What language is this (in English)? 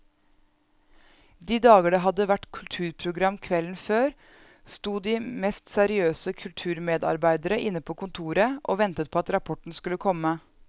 Norwegian